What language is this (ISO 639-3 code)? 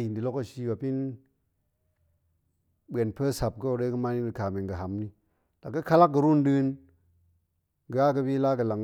ank